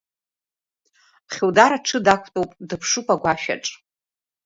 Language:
Abkhazian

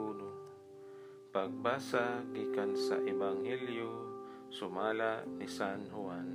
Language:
Filipino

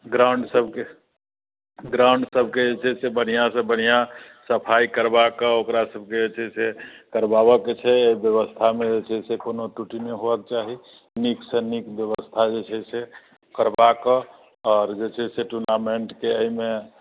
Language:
Maithili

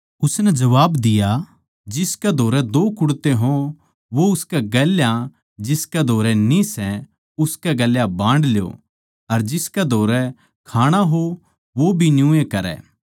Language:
Haryanvi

